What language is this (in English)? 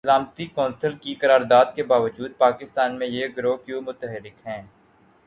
Urdu